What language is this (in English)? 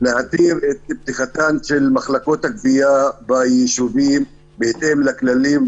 Hebrew